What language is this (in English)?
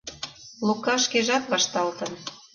Mari